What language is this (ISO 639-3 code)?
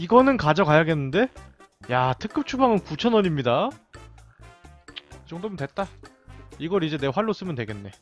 kor